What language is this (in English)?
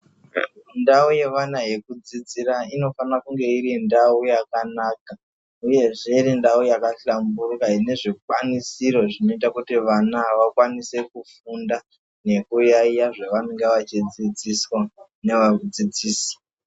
Ndau